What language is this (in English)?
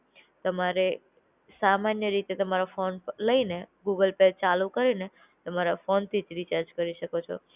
Gujarati